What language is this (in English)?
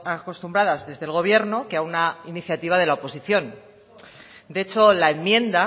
Spanish